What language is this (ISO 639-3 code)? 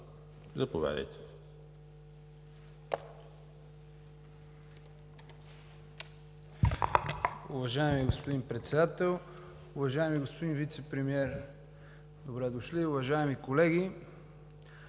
bul